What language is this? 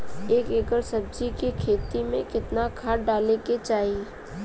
Bhojpuri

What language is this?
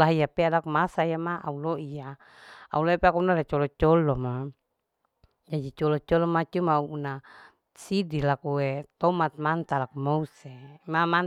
Larike-Wakasihu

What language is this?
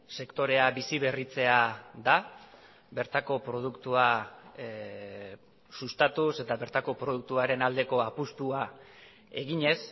Basque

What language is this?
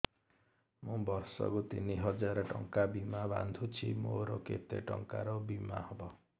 Odia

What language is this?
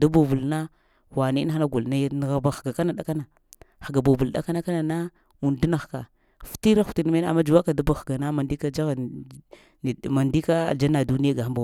Lamang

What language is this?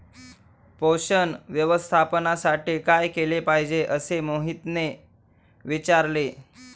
Marathi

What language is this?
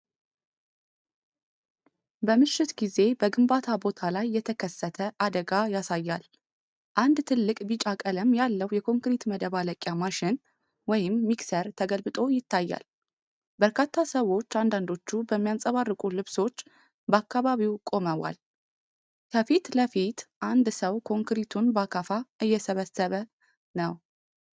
Amharic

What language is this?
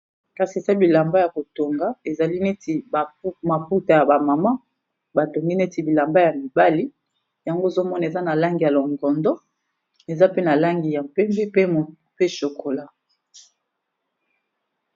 Lingala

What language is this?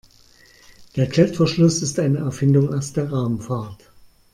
German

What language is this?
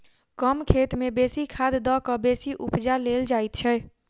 Maithili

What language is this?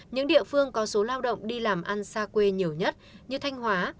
Vietnamese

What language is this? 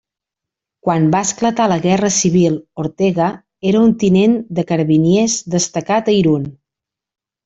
Catalan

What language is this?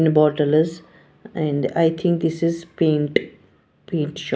English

